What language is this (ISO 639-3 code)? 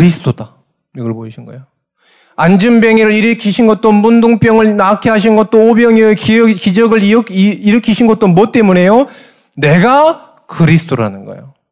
kor